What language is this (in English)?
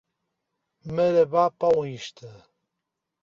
Portuguese